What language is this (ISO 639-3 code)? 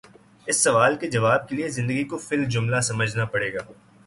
urd